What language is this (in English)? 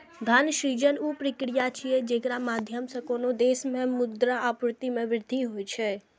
Maithili